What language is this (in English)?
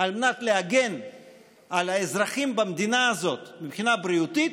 Hebrew